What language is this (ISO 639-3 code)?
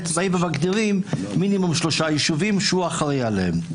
heb